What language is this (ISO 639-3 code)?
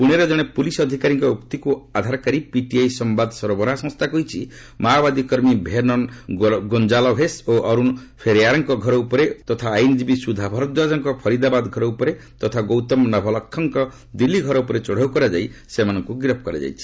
ori